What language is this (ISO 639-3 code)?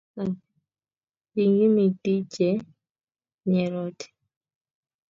kln